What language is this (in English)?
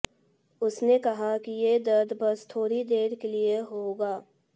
Hindi